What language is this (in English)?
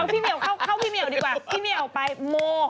Thai